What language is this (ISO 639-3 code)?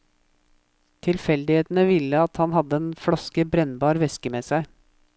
nor